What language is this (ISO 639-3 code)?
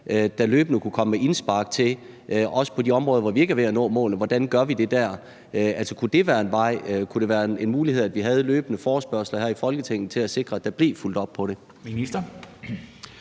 dan